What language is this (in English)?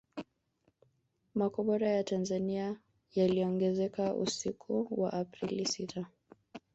Swahili